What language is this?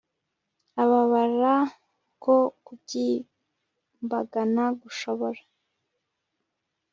Kinyarwanda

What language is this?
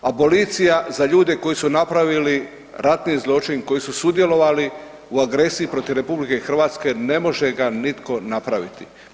Croatian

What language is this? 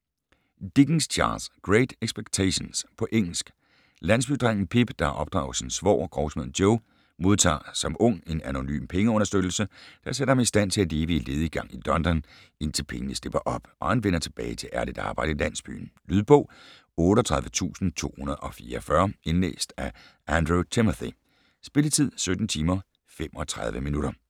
Danish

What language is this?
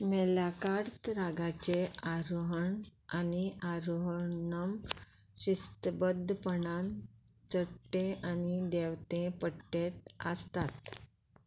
Konkani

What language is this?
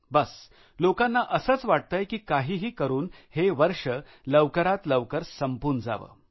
Marathi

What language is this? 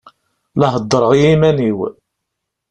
Kabyle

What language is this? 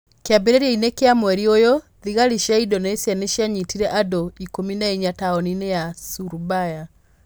Kikuyu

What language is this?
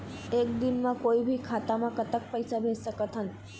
Chhattisgarhi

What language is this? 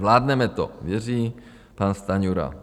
Czech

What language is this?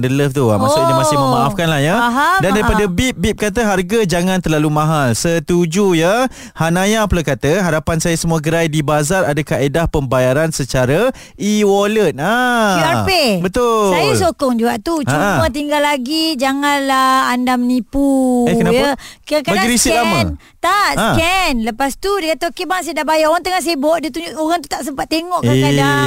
Malay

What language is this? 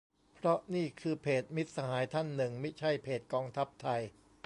Thai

